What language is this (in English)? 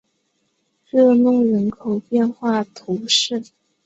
Chinese